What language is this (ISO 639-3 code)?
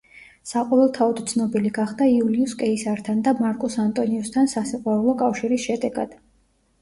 kat